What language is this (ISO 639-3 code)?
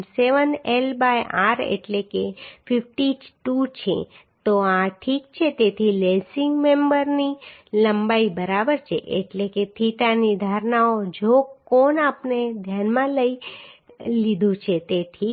guj